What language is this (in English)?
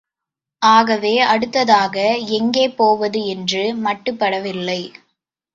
Tamil